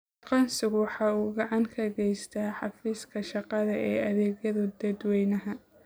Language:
Somali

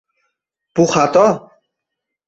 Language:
Uzbek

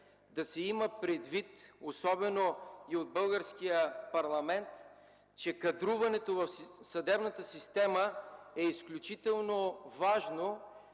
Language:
Bulgarian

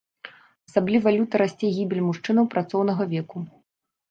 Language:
Belarusian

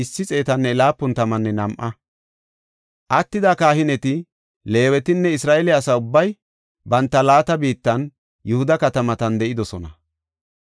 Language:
Gofa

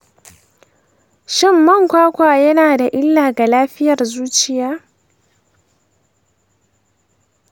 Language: Hausa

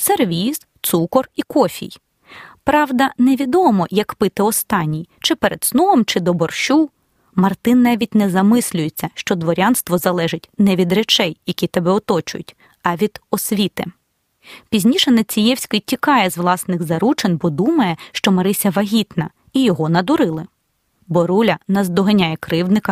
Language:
Ukrainian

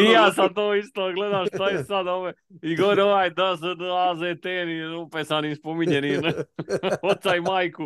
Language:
Croatian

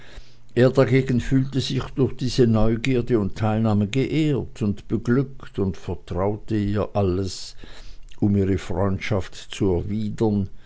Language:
German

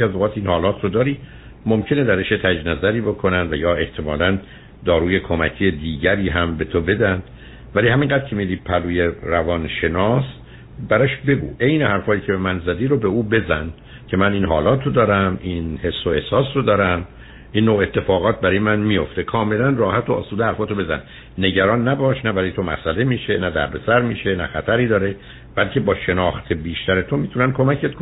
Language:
Persian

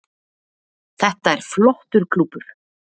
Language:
Icelandic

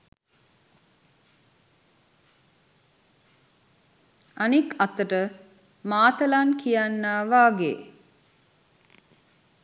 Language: Sinhala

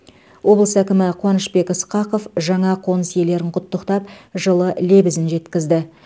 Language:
Kazakh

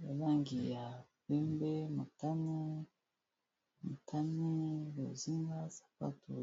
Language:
Lingala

